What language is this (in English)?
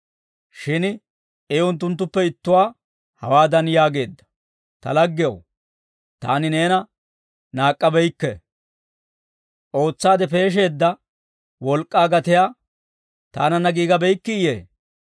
Dawro